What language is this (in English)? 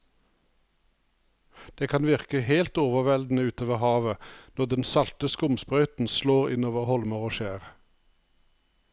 Norwegian